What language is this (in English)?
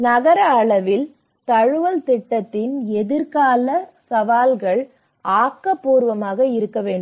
Tamil